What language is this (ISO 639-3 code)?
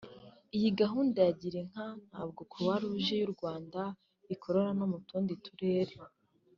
kin